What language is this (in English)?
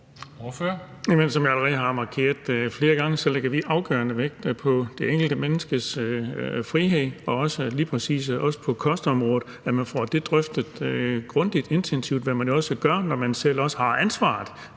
Danish